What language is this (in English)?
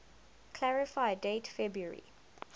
English